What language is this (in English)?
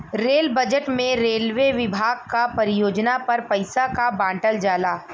Bhojpuri